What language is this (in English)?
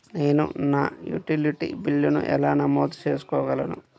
Telugu